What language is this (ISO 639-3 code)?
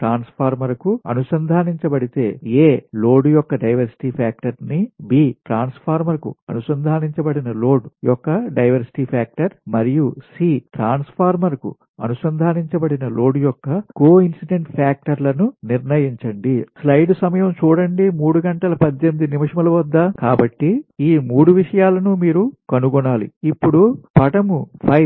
tel